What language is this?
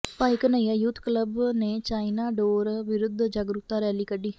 Punjabi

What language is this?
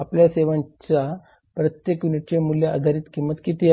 Marathi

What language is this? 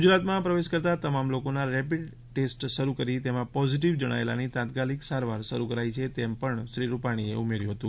Gujarati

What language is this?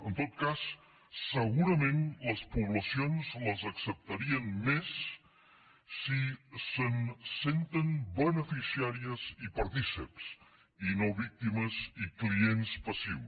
Catalan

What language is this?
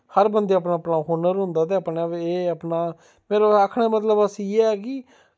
Dogri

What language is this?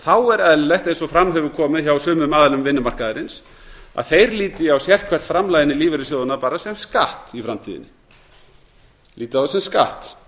Icelandic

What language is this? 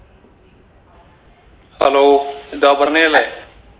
Malayalam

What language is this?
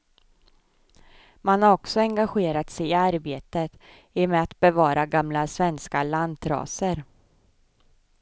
Swedish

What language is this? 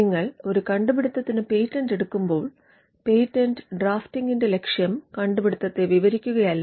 Malayalam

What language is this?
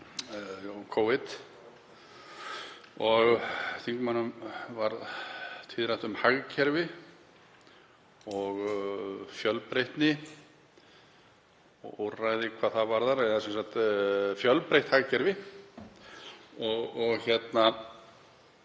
Icelandic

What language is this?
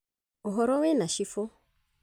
Kikuyu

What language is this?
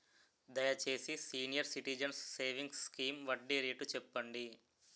Telugu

